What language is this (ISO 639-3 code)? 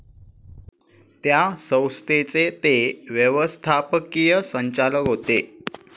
mar